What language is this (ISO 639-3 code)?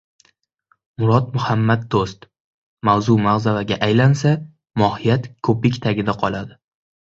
uzb